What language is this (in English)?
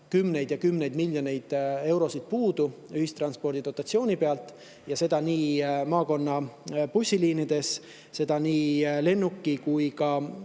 Estonian